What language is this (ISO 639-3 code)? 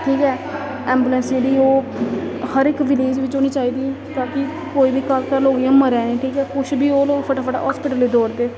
doi